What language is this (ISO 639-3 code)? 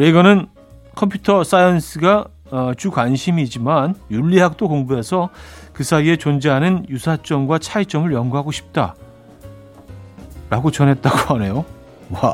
kor